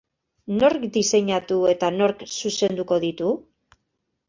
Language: Basque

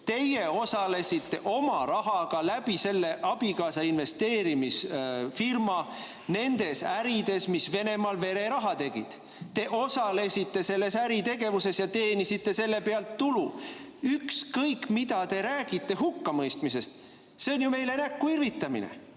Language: Estonian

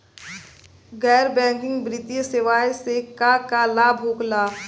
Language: Bhojpuri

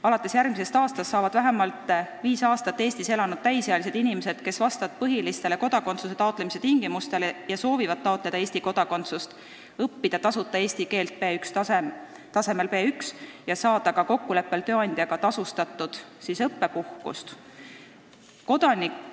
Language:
Estonian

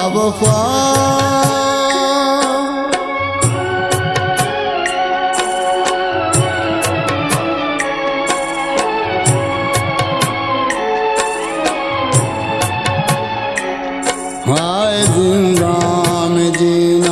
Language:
Urdu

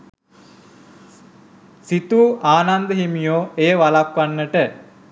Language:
Sinhala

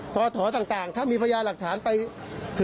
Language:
Thai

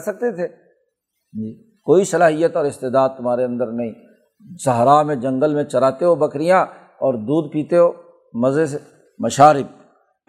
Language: Urdu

